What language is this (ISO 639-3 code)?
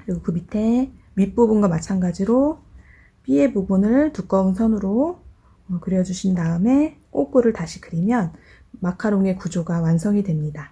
kor